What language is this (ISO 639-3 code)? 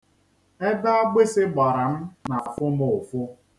ibo